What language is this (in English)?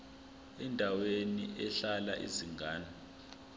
Zulu